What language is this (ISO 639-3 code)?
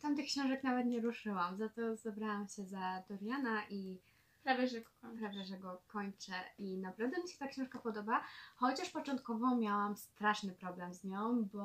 pol